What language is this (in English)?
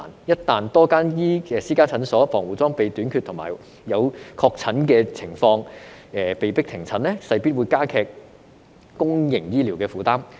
Cantonese